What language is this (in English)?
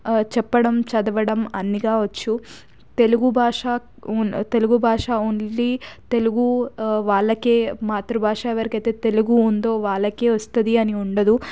Telugu